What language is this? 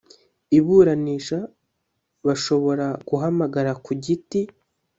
Kinyarwanda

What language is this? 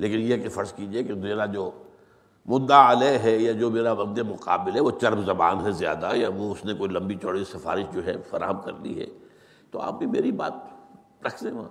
Urdu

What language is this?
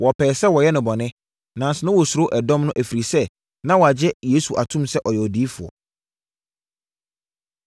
Akan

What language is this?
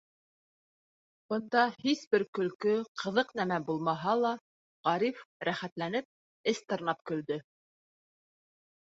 Bashkir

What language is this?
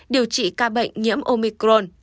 Vietnamese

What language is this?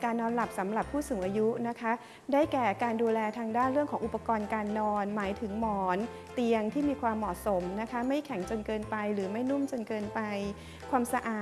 Thai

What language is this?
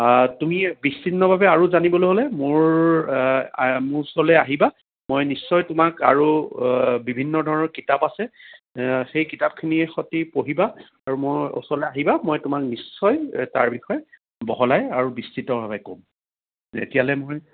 Assamese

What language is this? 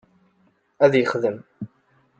Kabyle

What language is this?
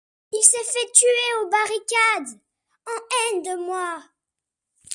French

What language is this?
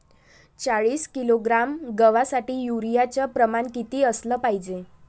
Marathi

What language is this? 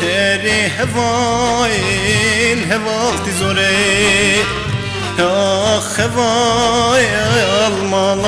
Bulgarian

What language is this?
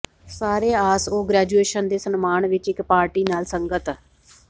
Punjabi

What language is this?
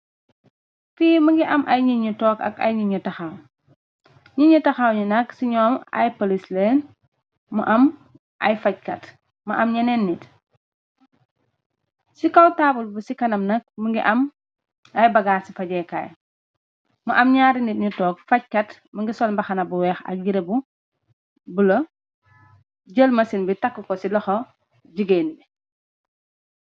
Wolof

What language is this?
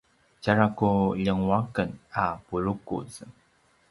Paiwan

